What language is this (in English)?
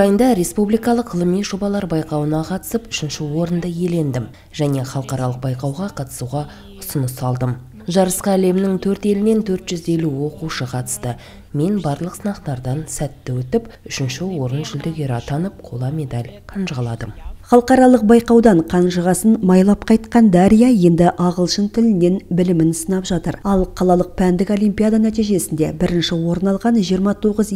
Russian